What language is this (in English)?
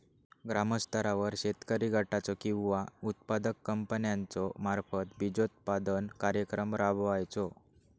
Marathi